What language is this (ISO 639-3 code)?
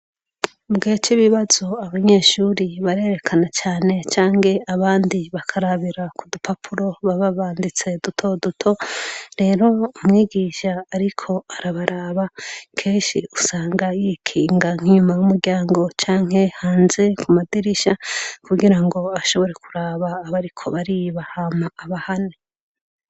run